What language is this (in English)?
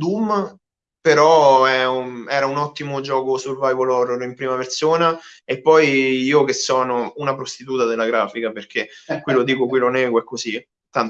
Italian